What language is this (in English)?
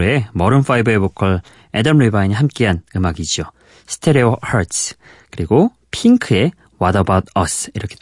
Korean